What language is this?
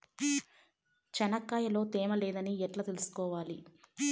Telugu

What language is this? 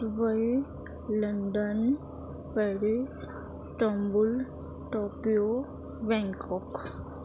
Urdu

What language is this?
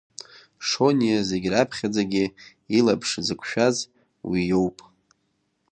Abkhazian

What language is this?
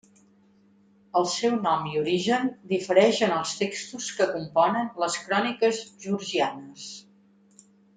Catalan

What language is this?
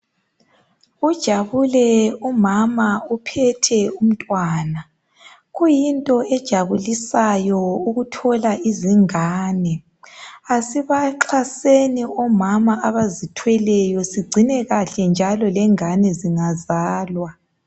North Ndebele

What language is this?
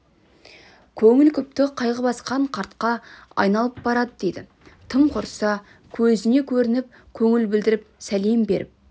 Kazakh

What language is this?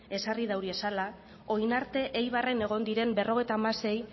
Basque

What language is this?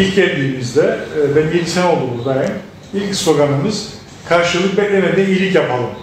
Turkish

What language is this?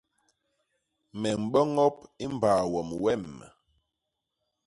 Basaa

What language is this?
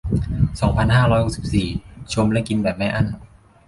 Thai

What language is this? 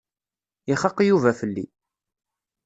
Kabyle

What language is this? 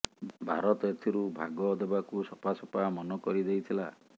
Odia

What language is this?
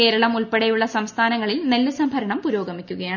Malayalam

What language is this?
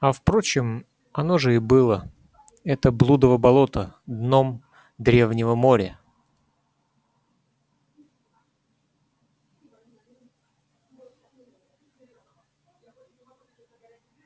Russian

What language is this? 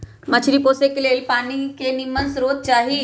Magahi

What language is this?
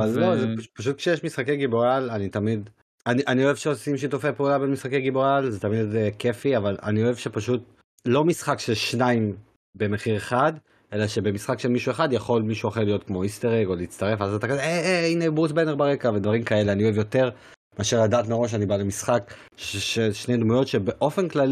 Hebrew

